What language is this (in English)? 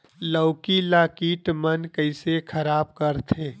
Chhattisgarhi